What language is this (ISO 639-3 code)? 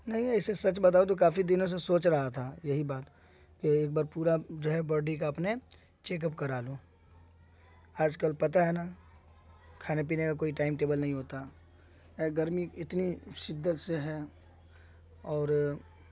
urd